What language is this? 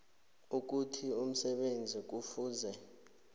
South Ndebele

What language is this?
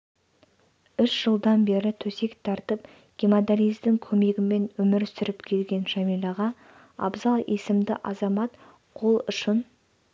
Kazakh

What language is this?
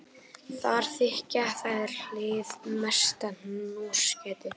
Icelandic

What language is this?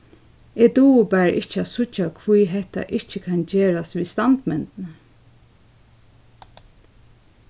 Faroese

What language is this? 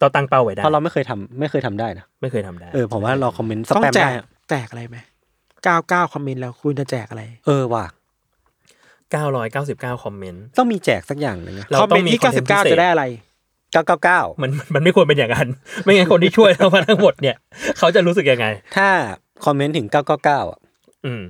Thai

